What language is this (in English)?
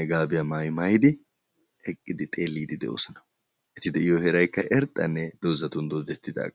Wolaytta